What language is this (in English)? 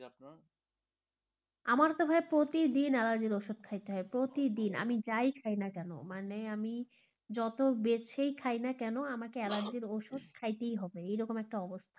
Bangla